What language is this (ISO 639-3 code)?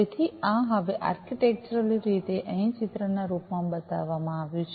guj